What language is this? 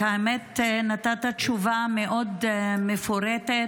Hebrew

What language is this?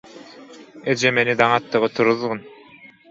Turkmen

